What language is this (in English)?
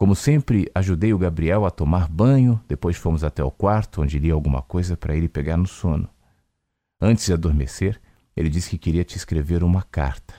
Portuguese